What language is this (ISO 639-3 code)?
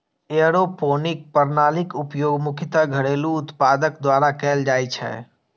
mai